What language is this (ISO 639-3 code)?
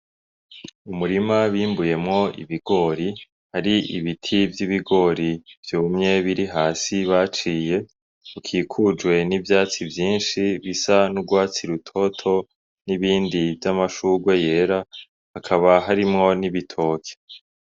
run